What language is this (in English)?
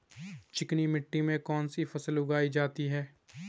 Hindi